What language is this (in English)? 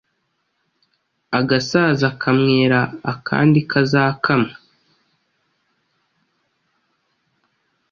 Kinyarwanda